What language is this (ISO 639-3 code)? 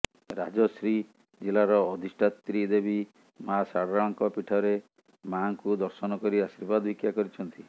ori